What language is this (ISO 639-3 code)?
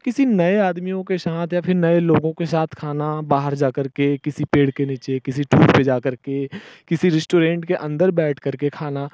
hin